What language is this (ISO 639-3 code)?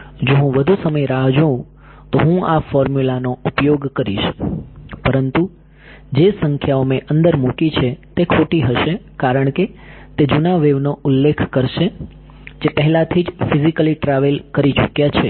guj